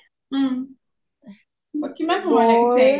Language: Assamese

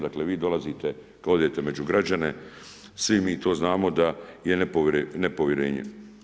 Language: Croatian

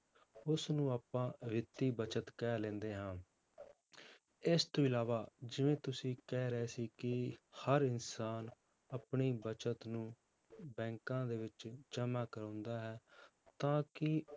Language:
Punjabi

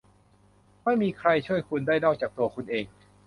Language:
Thai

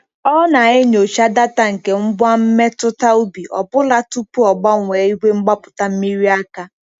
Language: Igbo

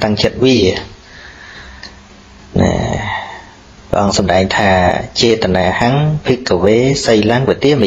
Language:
Vietnamese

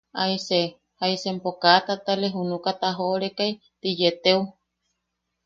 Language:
Yaqui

